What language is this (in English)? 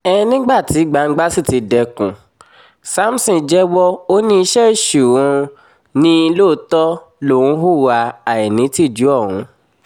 Yoruba